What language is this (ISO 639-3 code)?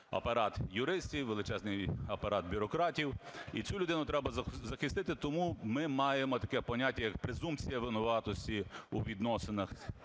ukr